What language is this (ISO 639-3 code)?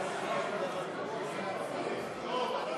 heb